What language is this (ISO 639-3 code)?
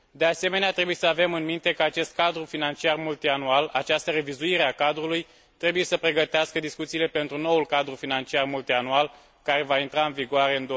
ron